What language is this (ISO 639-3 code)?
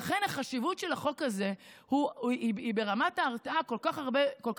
heb